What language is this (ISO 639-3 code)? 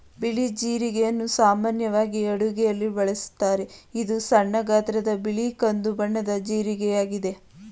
kan